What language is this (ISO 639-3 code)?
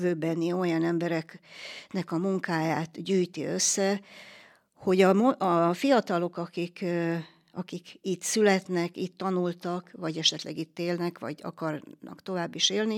hun